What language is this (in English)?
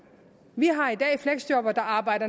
Danish